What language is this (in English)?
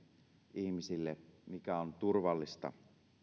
Finnish